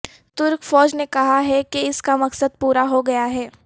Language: Urdu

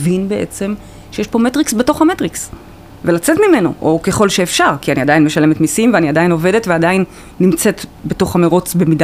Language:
Hebrew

